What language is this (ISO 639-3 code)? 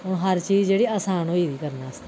doi